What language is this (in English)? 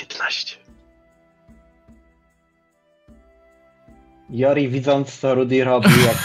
Polish